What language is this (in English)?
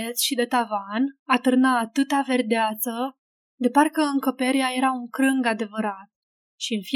Romanian